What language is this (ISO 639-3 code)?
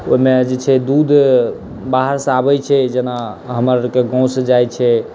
mai